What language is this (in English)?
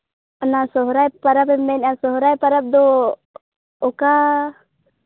Santali